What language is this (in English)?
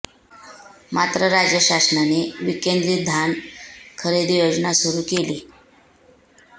Marathi